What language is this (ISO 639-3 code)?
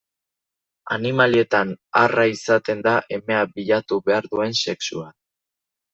eus